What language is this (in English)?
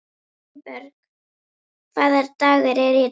Icelandic